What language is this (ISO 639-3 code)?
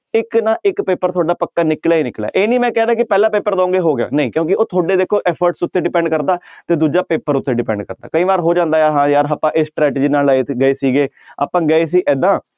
pan